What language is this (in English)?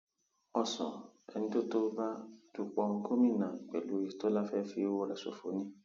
Yoruba